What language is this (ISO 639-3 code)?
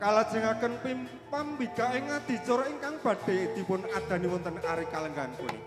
ind